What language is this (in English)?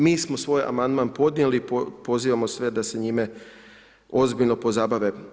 Croatian